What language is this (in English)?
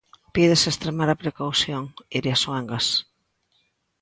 Galician